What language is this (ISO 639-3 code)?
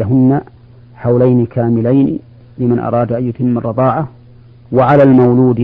ara